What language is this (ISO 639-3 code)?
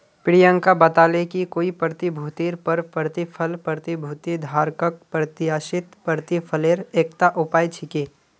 mag